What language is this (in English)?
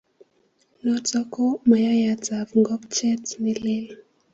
Kalenjin